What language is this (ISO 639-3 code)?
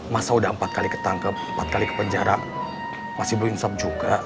ind